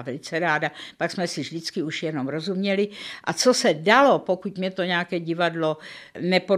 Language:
Czech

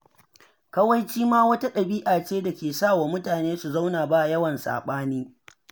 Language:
Hausa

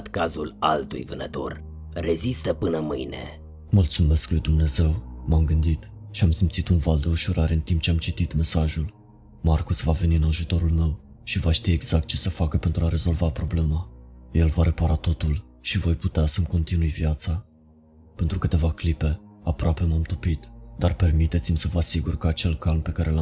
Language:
Romanian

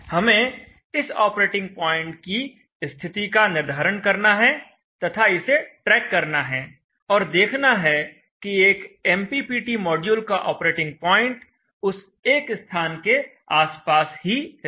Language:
Hindi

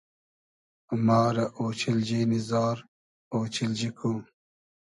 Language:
Hazaragi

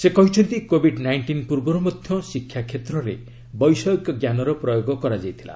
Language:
Odia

